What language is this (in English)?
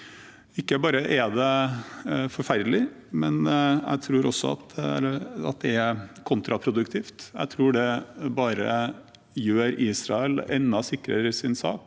Norwegian